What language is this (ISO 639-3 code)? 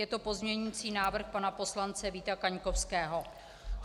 ces